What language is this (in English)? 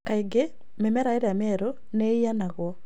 Kikuyu